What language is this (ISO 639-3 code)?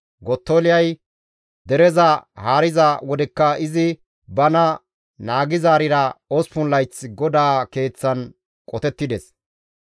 gmv